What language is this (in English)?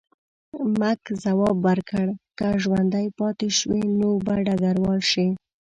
Pashto